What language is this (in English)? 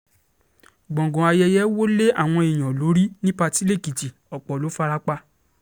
Yoruba